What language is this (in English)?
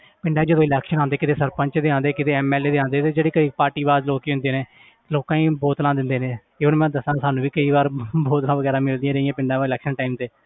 Punjabi